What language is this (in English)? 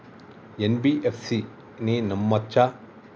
Telugu